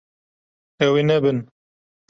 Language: Kurdish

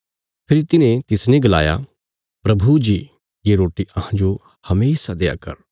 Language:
Bilaspuri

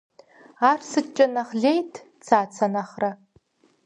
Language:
Kabardian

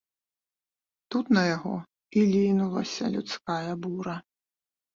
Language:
Belarusian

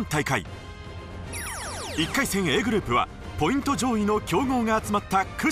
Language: Japanese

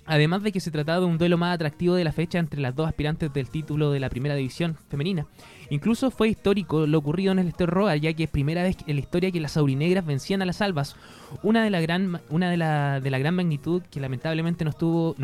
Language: Spanish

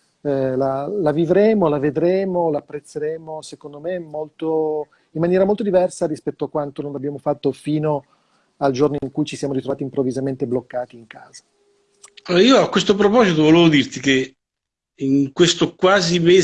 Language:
Italian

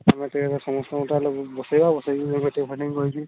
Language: Odia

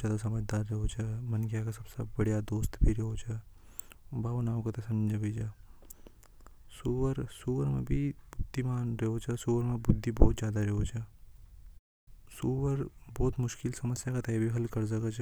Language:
Hadothi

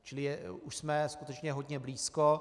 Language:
Czech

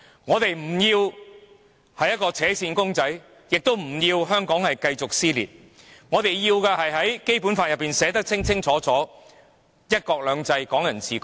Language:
Cantonese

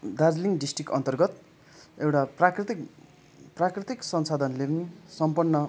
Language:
Nepali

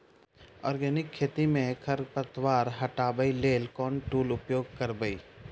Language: Maithili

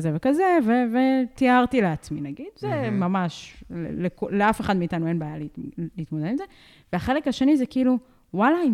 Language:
Hebrew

